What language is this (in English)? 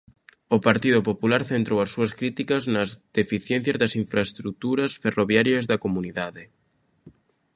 Galician